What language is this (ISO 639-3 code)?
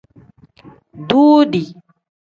kdh